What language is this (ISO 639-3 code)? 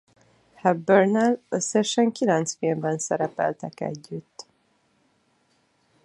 hun